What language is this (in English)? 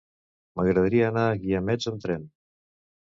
Catalan